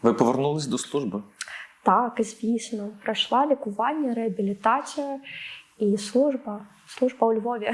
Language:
Ukrainian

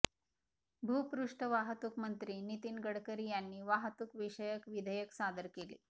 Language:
Marathi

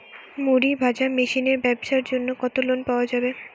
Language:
Bangla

